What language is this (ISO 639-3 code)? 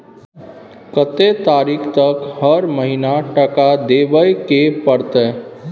mai